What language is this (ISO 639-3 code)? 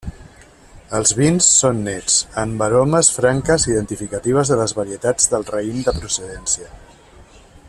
cat